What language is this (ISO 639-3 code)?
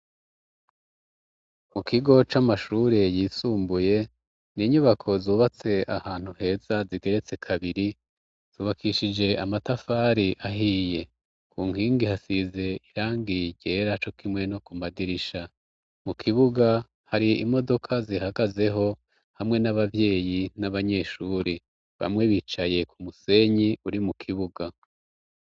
run